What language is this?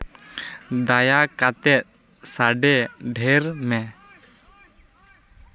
Santali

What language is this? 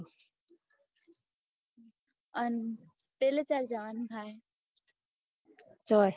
Gujarati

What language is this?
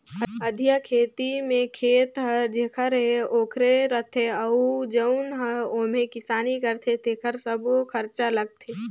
Chhattisgarhi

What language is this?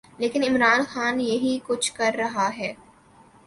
Urdu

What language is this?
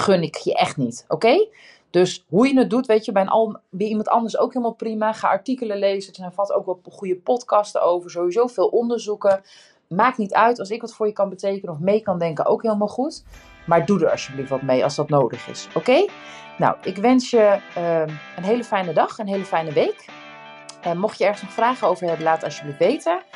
Dutch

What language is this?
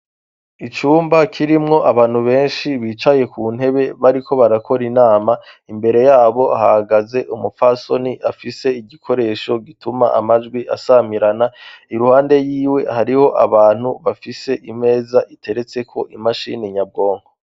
Rundi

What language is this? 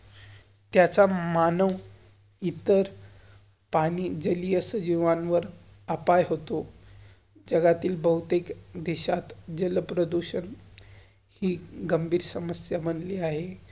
Marathi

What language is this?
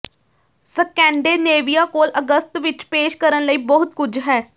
Punjabi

